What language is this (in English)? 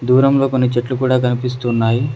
Telugu